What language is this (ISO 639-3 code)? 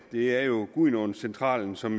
dan